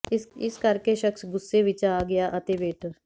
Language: Punjabi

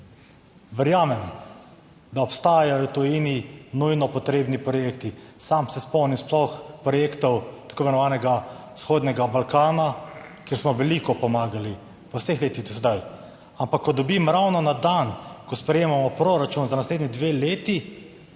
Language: Slovenian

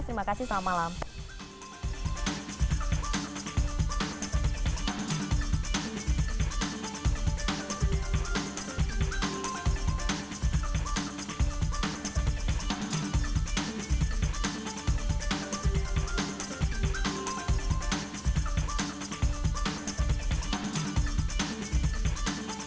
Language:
Indonesian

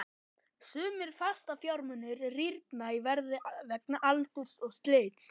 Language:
Icelandic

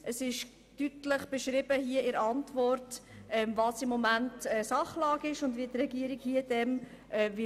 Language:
Swiss German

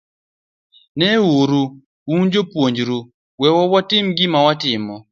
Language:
Luo (Kenya and Tanzania)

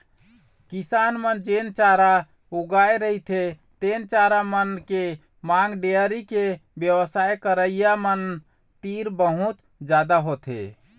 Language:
Chhattisgarhi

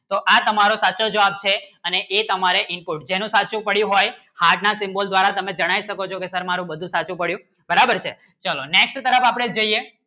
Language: Gujarati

